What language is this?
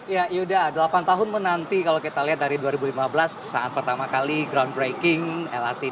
Indonesian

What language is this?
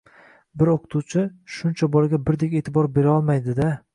Uzbek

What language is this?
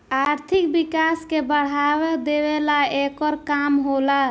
Bhojpuri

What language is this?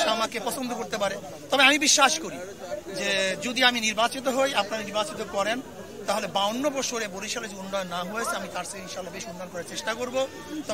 Arabic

